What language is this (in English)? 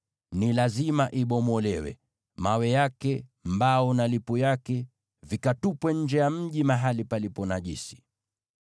Swahili